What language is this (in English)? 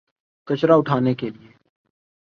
Urdu